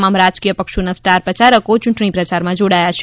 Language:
Gujarati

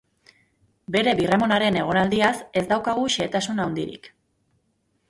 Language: Basque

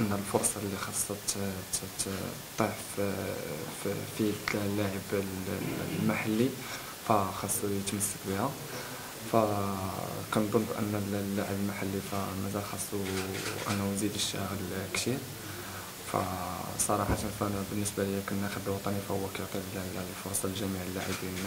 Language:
Arabic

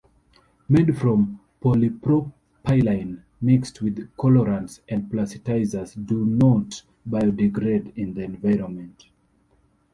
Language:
English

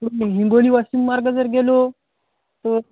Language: Marathi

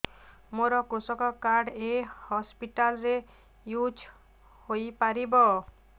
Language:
Odia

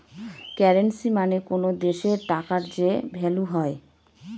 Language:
Bangla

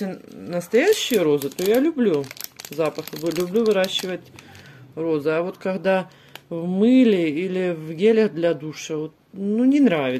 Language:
Russian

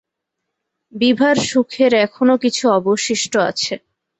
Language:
Bangla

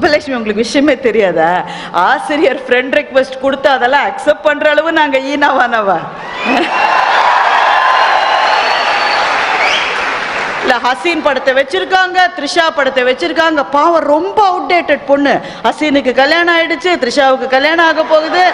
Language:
Tamil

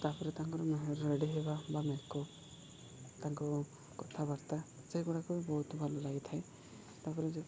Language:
Odia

